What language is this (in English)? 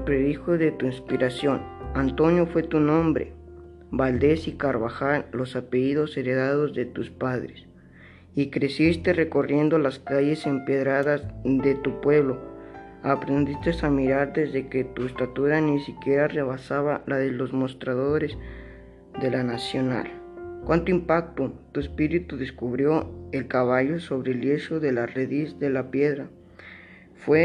Spanish